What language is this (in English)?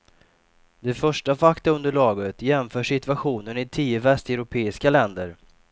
Swedish